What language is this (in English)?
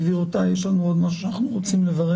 Hebrew